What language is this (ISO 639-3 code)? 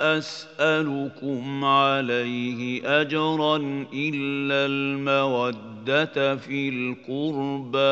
ara